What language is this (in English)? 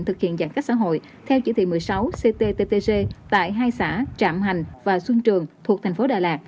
Vietnamese